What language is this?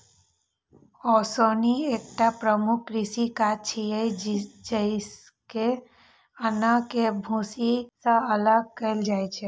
Maithili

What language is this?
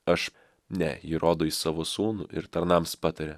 Lithuanian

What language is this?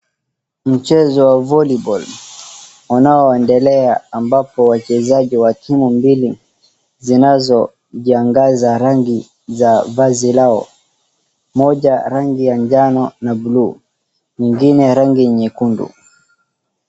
Swahili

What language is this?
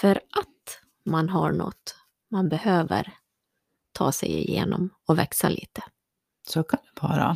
Swedish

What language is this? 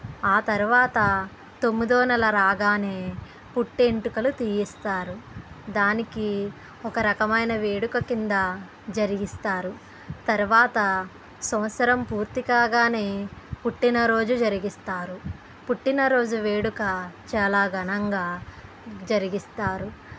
Telugu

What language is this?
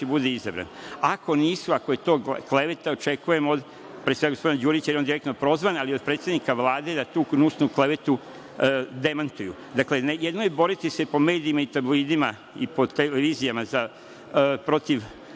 Serbian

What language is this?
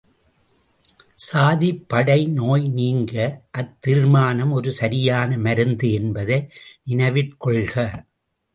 Tamil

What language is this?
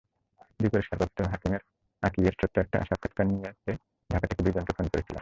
Bangla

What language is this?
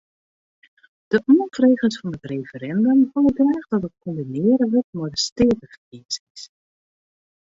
Western Frisian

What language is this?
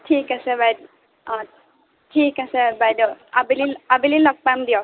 Assamese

